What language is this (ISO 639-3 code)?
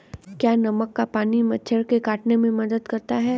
hin